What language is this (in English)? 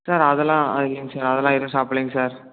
Tamil